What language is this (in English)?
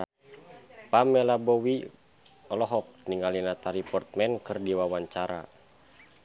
Sundanese